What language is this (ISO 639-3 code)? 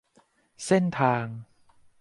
tha